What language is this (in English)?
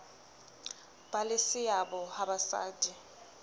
Southern Sotho